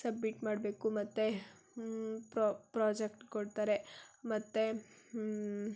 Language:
Kannada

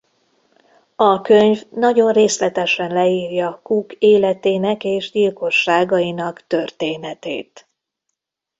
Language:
Hungarian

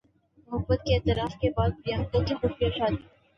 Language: Urdu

